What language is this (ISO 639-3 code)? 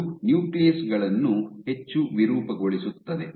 kan